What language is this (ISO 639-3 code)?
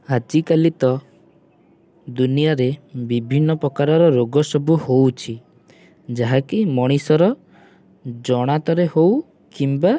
ori